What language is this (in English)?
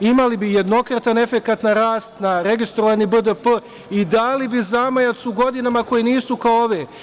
Serbian